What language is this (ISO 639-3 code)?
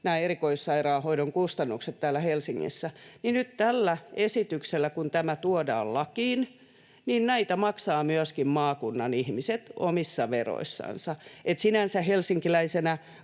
fin